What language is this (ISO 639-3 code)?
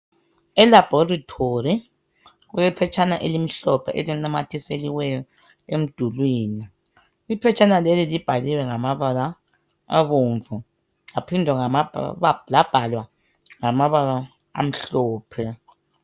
nde